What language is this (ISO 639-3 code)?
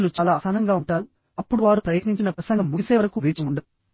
tel